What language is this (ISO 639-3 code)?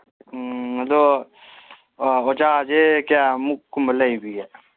mni